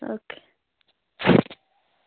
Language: Dogri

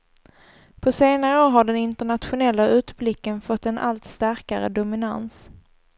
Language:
Swedish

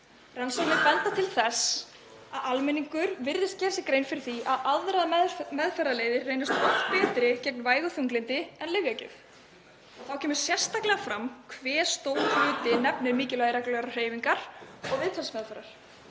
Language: Icelandic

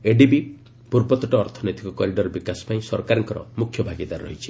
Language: Odia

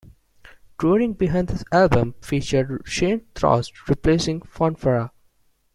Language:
English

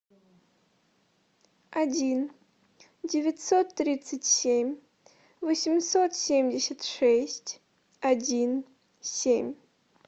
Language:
Russian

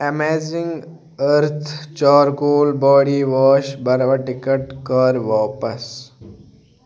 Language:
Kashmiri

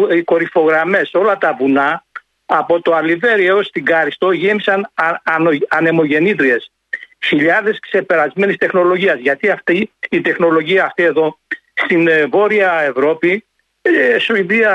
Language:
Greek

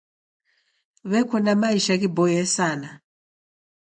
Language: Taita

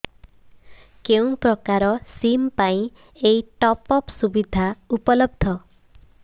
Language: Odia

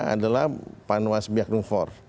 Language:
Indonesian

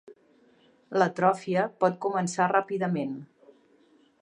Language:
Catalan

